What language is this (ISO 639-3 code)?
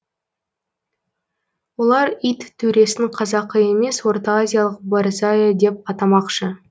kaz